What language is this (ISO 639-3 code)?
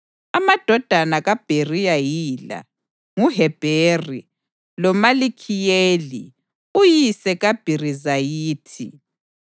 nde